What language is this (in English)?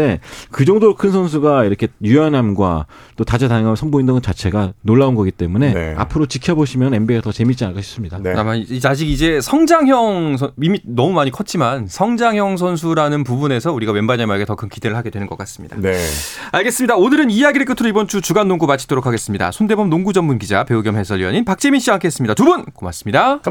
Korean